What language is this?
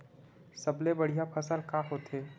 Chhattisgarhi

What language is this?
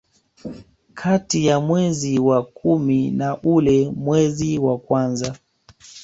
Swahili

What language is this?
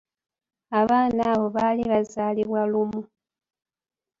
Ganda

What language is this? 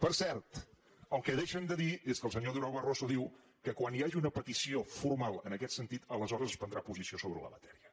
Catalan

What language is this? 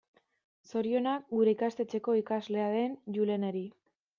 Basque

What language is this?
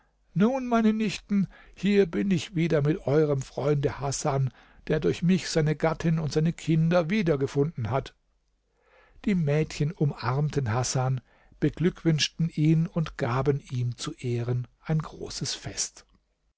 German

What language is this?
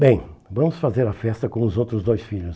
Portuguese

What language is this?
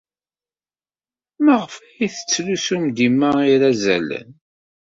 Kabyle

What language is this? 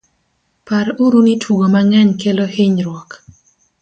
Luo (Kenya and Tanzania)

